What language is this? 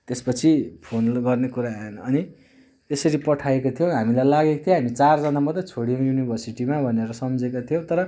Nepali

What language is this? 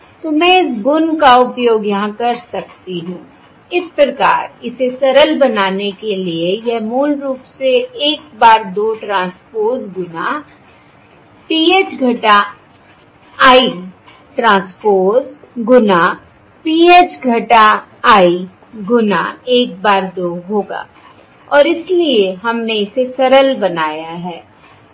Hindi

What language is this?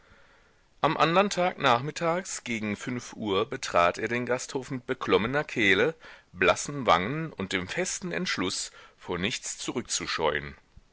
German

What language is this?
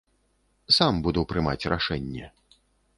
Belarusian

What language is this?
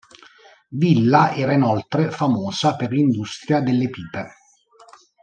Italian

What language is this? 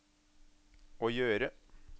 Norwegian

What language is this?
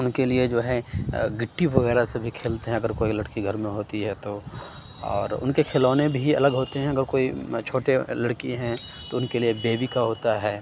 Urdu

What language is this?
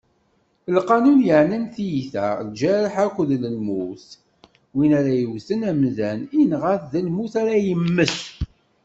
Kabyle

